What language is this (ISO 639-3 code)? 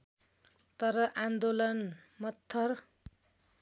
nep